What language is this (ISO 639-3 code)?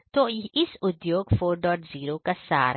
hin